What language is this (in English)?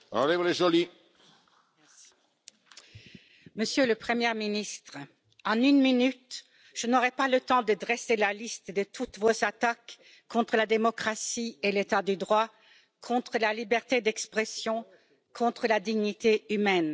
French